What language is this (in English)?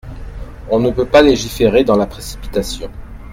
French